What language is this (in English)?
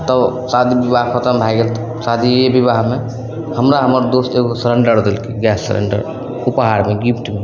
Maithili